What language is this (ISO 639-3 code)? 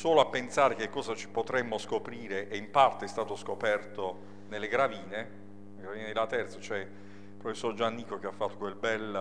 ita